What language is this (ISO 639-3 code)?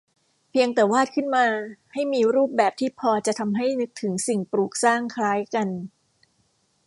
tha